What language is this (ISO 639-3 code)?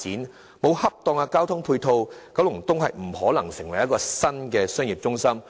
yue